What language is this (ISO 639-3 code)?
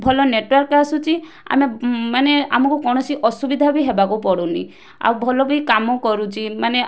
ori